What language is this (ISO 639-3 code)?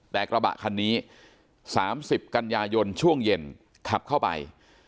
tha